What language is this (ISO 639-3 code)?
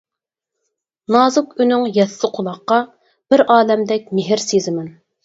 uig